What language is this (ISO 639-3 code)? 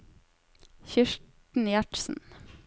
nor